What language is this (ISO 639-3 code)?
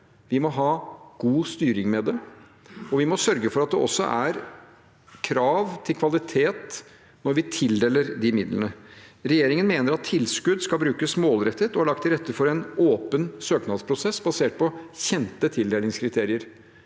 nor